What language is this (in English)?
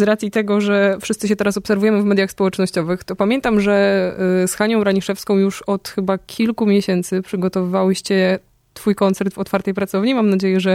Polish